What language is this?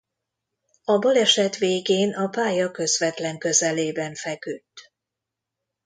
Hungarian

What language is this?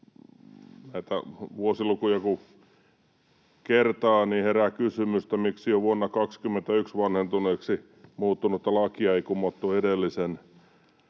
Finnish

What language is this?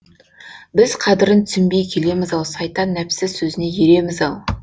Kazakh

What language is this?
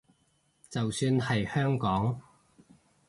Cantonese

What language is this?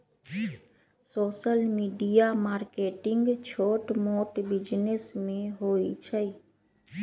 Magahi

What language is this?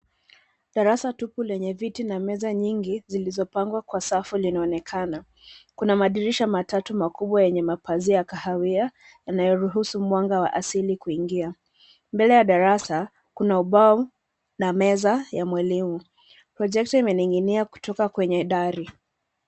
Swahili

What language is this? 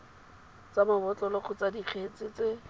Tswana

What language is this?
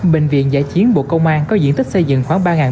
Vietnamese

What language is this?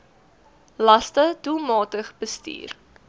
Afrikaans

